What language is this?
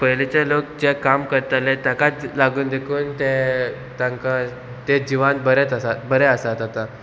Konkani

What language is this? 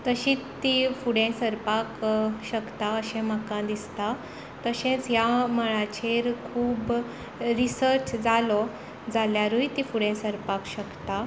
Konkani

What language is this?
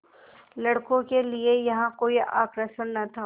Hindi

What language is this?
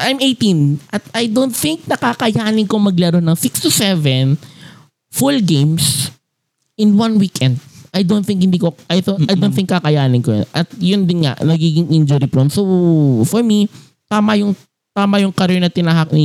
Filipino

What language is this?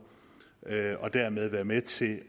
Danish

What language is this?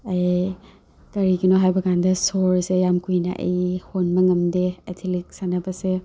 Manipuri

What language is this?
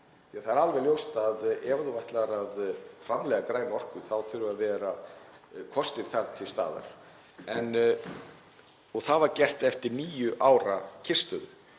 Icelandic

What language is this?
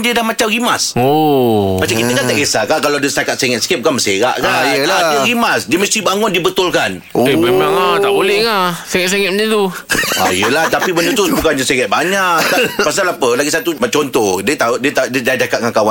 Malay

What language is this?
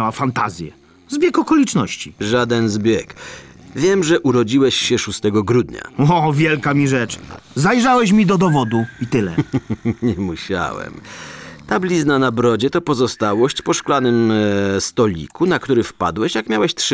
Polish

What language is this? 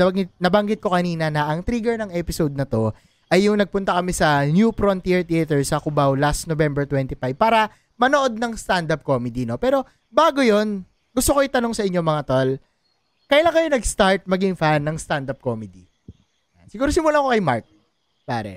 Filipino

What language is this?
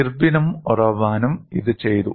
Malayalam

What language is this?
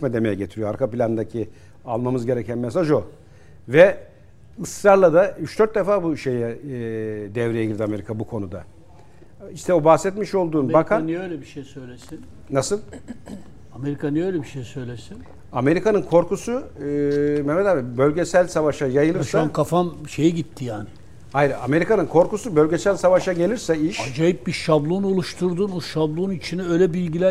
Turkish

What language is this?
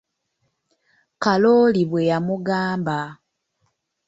Ganda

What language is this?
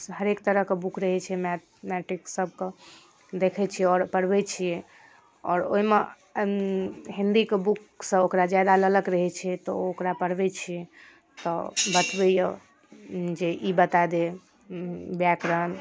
Maithili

